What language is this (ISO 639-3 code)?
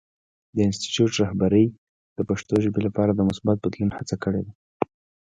pus